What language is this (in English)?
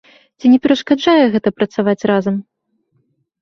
Belarusian